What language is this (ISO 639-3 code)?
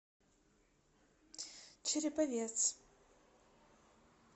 rus